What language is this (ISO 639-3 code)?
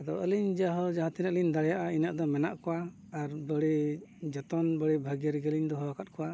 sat